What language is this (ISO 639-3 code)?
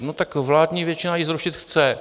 ces